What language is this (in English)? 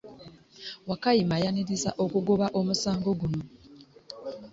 Ganda